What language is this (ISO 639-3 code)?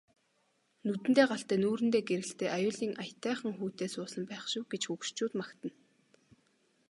mon